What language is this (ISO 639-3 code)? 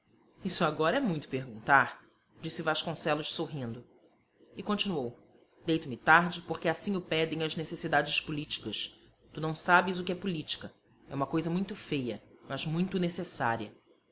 por